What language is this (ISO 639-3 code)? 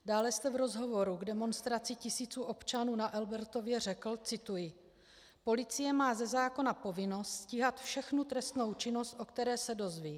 ces